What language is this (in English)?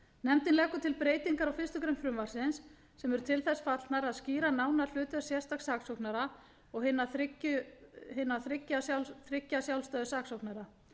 Icelandic